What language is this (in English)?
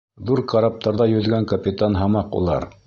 Bashkir